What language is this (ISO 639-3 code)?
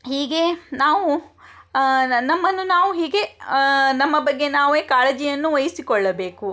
kan